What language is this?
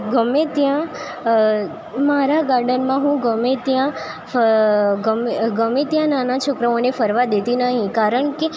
Gujarati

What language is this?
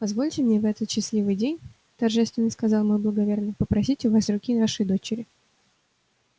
Russian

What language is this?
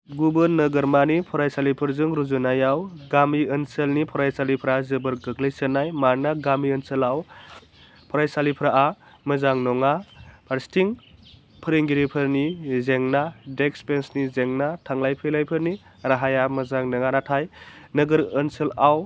Bodo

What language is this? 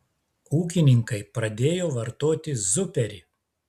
Lithuanian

